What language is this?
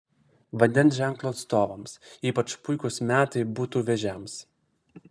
Lithuanian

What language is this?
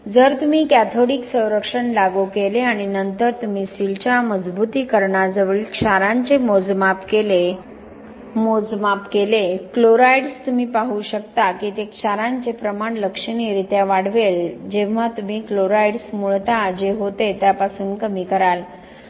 Marathi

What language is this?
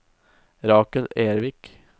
Norwegian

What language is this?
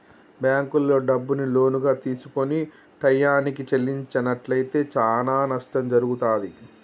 Telugu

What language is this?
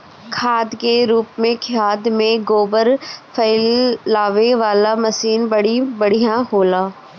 Bhojpuri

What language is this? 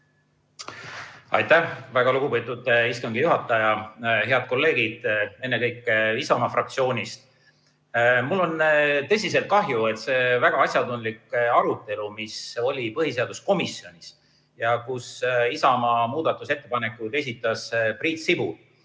Estonian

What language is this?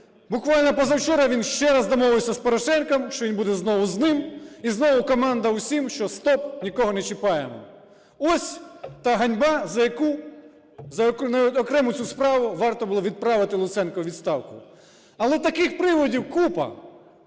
Ukrainian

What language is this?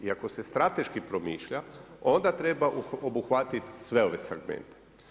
Croatian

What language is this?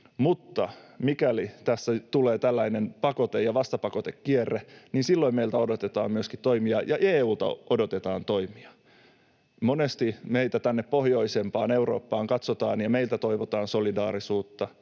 Finnish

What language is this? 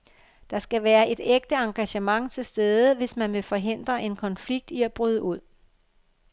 Danish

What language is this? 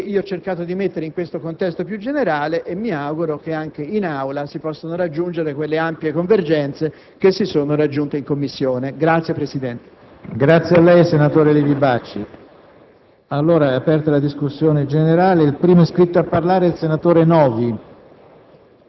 Italian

